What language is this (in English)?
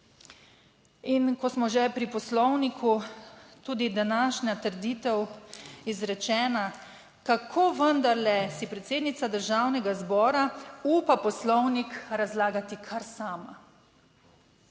Slovenian